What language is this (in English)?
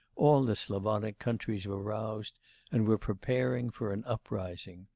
English